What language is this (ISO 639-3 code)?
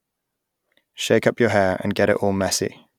eng